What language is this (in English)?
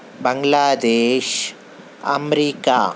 Urdu